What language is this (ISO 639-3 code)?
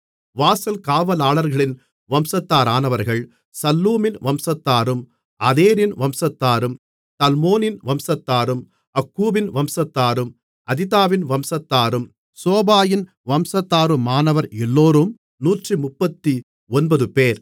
tam